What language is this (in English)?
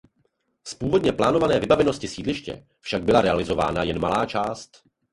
Czech